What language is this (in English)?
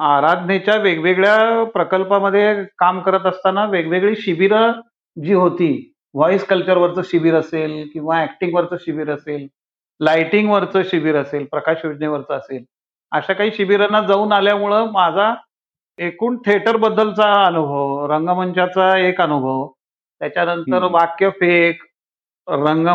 Marathi